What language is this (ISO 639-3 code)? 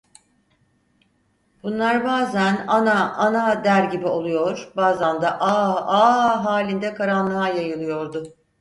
tur